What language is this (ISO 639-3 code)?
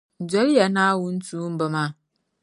dag